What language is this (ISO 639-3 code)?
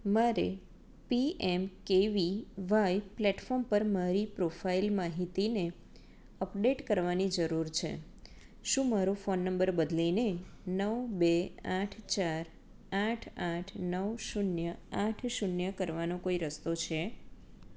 guj